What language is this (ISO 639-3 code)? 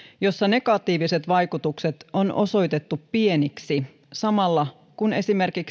fin